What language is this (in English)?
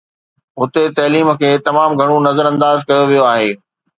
Sindhi